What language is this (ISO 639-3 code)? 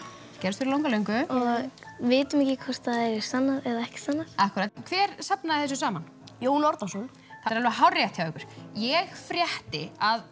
isl